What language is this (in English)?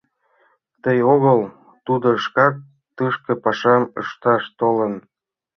Mari